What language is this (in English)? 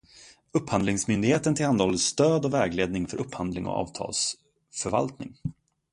Swedish